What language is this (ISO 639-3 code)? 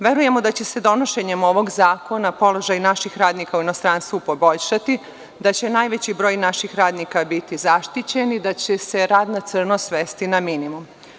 srp